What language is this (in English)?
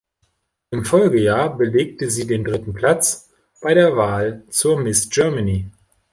German